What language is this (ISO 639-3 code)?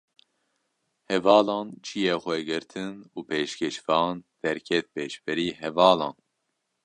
kur